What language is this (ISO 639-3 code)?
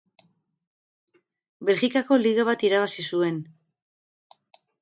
eus